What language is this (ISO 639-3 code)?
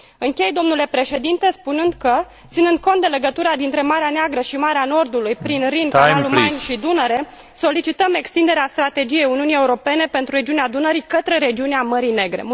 ron